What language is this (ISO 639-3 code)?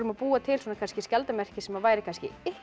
isl